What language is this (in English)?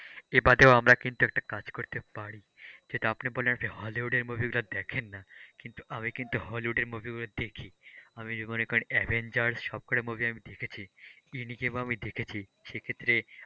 Bangla